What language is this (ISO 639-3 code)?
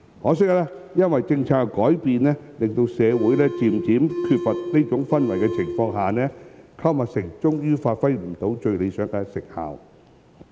yue